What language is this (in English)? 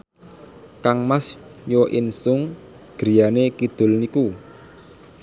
Javanese